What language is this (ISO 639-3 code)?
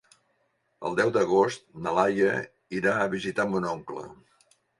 cat